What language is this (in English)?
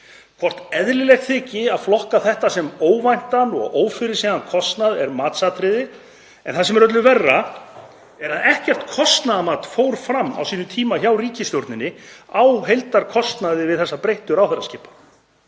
Icelandic